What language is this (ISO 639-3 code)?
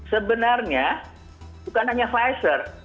ind